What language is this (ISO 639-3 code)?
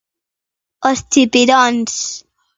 glg